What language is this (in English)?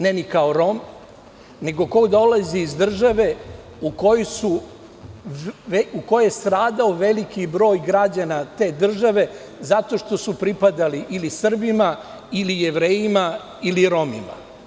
Serbian